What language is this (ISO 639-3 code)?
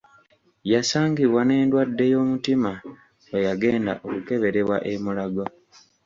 lug